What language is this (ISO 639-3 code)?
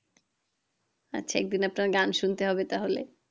ben